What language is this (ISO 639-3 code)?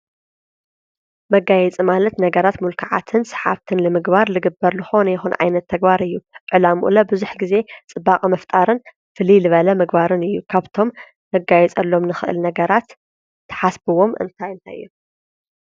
tir